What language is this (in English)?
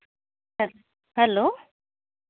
Santali